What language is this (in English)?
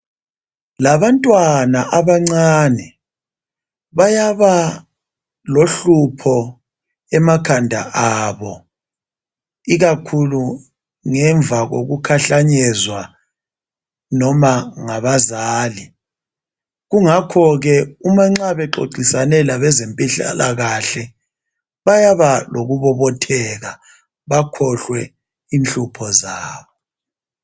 North Ndebele